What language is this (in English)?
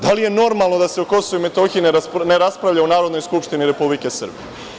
Serbian